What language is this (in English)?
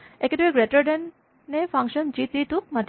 Assamese